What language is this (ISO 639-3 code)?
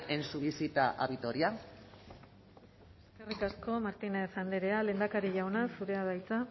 eus